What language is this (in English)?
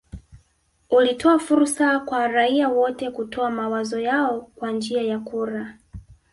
Swahili